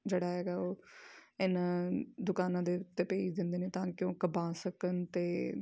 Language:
Punjabi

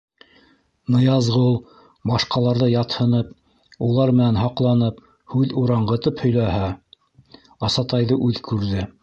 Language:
Bashkir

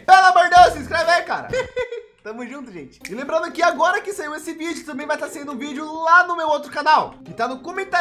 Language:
Portuguese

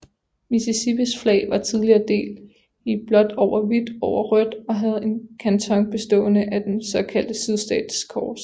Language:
Danish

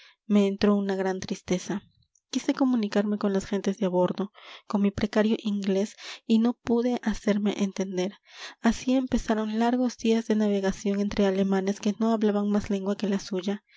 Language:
Spanish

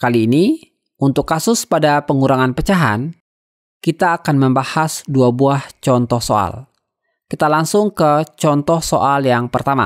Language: Indonesian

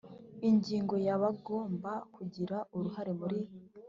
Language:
Kinyarwanda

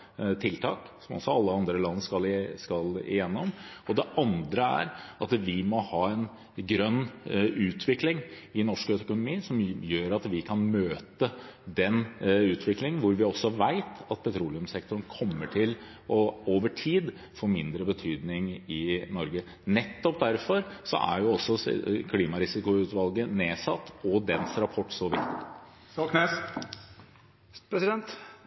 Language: Norwegian Bokmål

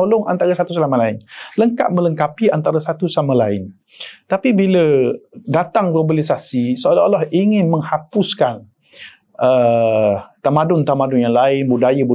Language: Malay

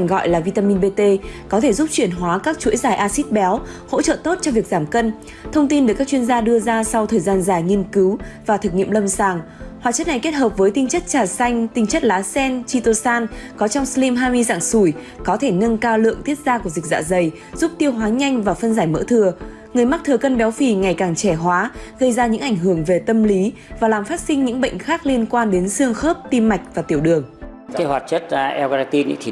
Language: Vietnamese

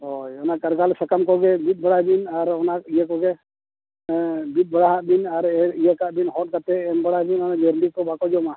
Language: Santali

